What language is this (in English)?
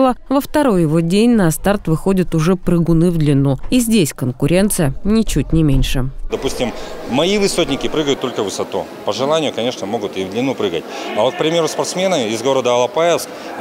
Russian